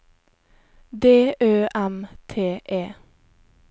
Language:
Norwegian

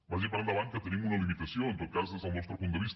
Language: Catalan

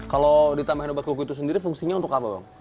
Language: Indonesian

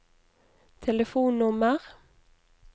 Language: Norwegian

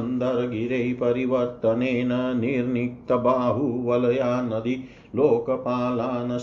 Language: Hindi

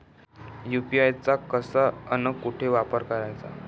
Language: Marathi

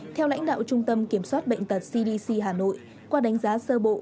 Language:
Vietnamese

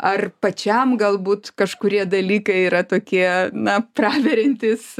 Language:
Lithuanian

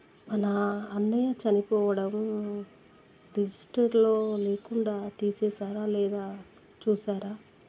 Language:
Telugu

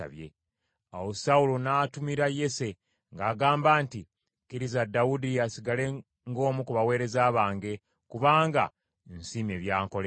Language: Ganda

